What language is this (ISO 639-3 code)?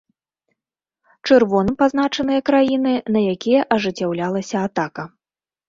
bel